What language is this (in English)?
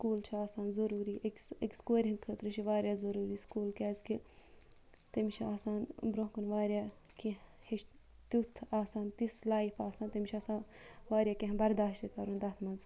Kashmiri